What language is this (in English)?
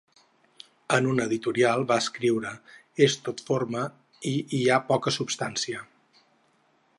Catalan